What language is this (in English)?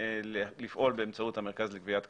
Hebrew